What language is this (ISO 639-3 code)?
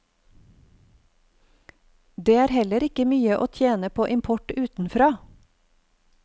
nor